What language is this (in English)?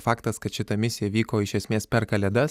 Lithuanian